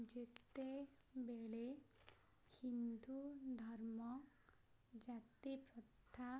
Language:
Odia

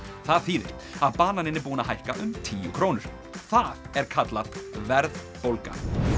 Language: Icelandic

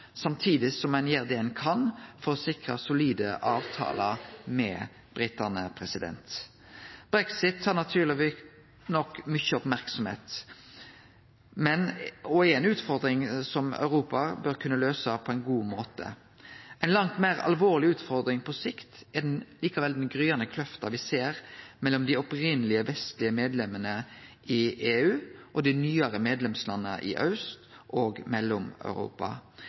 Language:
Norwegian Nynorsk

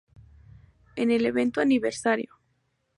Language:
Spanish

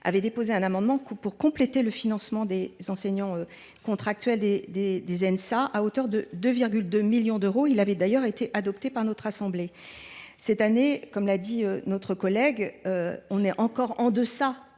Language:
French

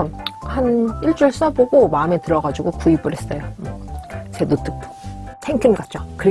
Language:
Korean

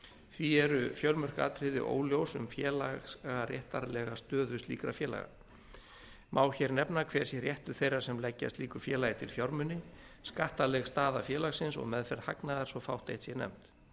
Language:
Icelandic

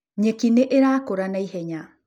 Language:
Kikuyu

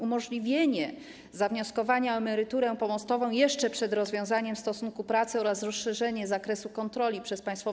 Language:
Polish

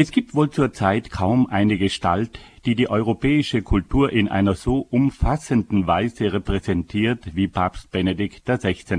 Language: German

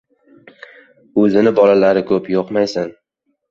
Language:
Uzbek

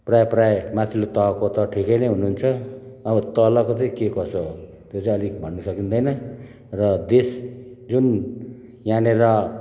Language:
Nepali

